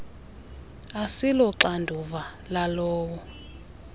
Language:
Xhosa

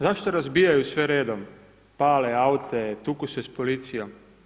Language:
Croatian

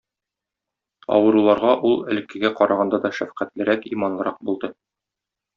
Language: Tatar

